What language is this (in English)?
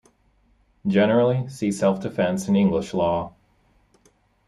English